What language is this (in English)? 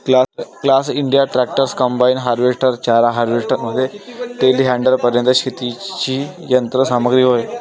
Marathi